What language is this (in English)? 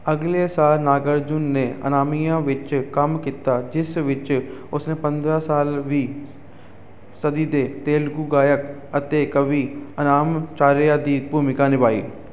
Punjabi